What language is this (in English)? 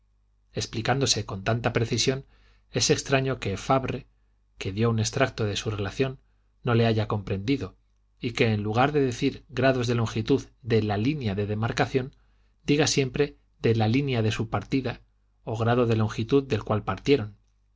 Spanish